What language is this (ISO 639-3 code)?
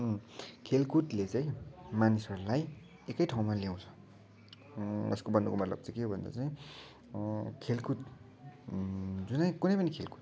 nep